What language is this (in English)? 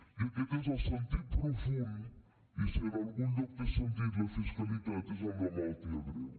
Catalan